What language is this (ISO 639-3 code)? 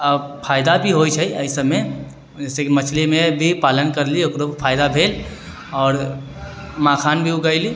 mai